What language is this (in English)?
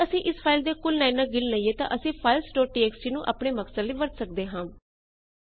Punjabi